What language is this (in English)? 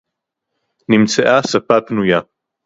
Hebrew